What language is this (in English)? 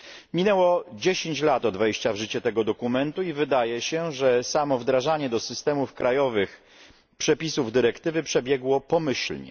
Polish